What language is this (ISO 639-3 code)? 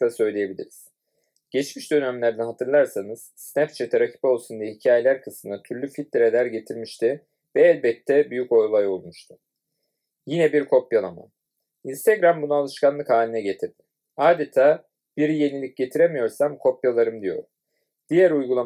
tur